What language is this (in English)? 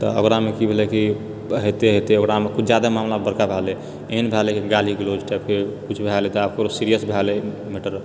Maithili